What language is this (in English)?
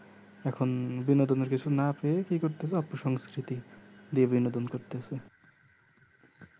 Bangla